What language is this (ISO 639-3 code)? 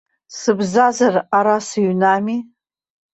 abk